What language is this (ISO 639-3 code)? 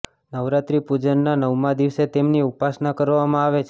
guj